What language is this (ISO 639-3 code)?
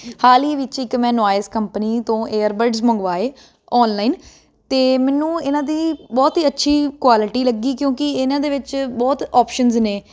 pan